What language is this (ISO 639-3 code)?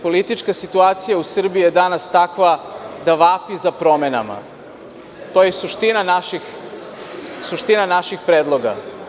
srp